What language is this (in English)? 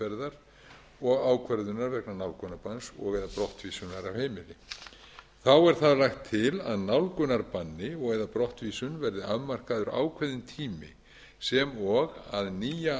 Icelandic